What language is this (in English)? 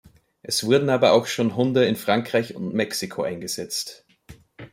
German